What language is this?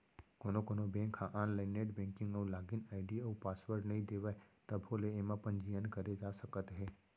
Chhattisgarhi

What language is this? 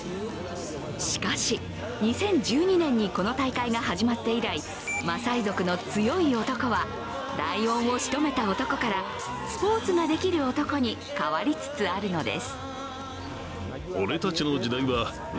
Japanese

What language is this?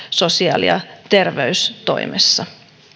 Finnish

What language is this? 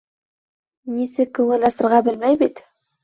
Bashkir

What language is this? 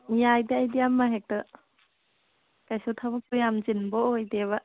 Manipuri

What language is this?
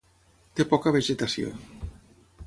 Catalan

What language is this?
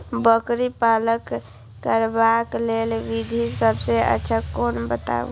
Maithili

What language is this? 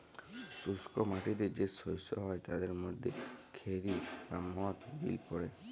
Bangla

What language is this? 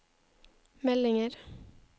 Norwegian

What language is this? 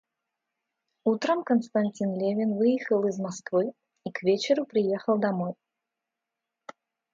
Russian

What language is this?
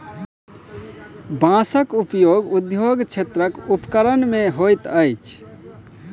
Maithili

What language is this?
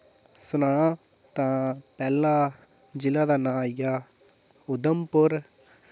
Dogri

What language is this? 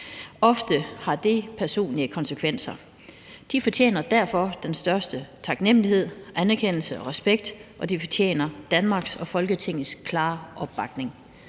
Danish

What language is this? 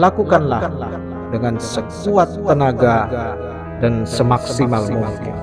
Indonesian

